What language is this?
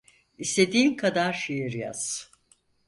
Turkish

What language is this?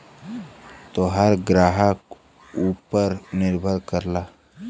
Bhojpuri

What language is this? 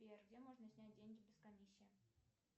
Russian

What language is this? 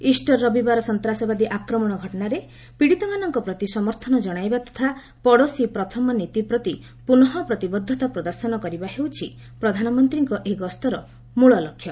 Odia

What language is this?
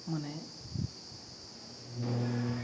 Santali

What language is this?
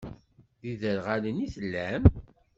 Kabyle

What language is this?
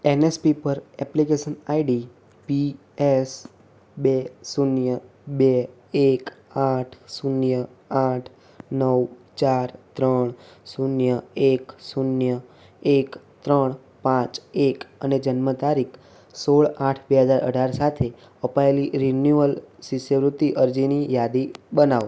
Gujarati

